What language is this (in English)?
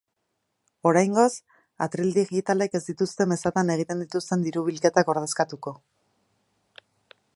Basque